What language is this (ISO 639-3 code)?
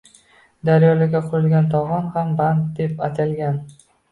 uzb